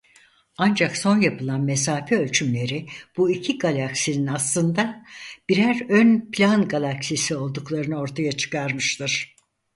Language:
Turkish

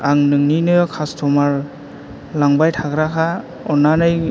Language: Bodo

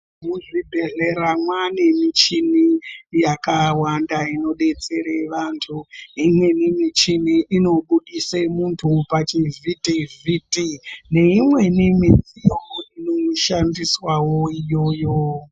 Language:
Ndau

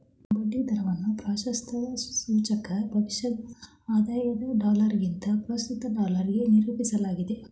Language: Kannada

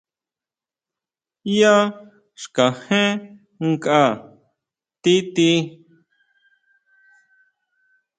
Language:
Huautla Mazatec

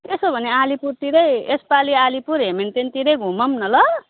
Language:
Nepali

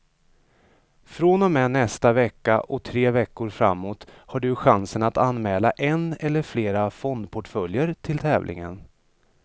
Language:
Swedish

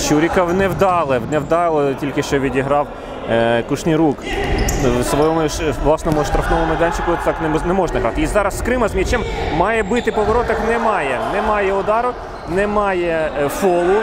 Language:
Ukrainian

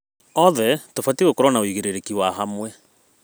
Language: Kikuyu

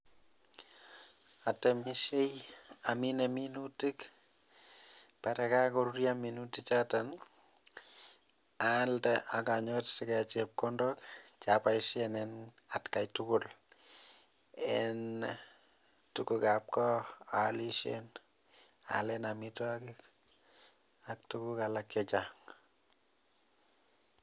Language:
Kalenjin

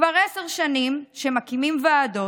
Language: Hebrew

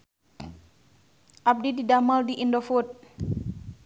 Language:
Sundanese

